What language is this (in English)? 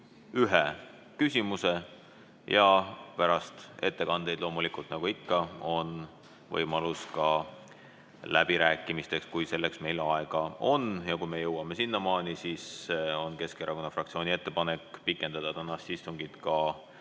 Estonian